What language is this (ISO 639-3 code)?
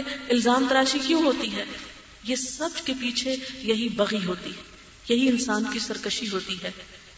urd